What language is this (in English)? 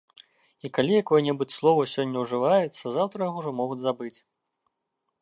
Belarusian